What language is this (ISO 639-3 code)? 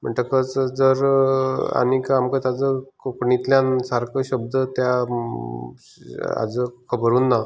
kok